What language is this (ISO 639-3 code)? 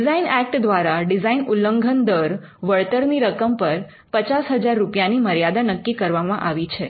guj